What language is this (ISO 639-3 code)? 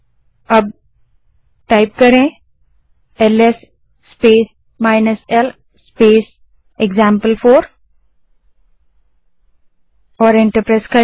hin